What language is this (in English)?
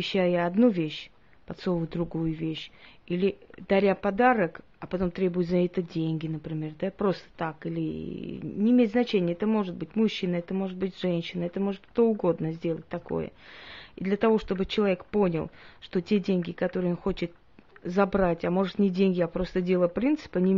Russian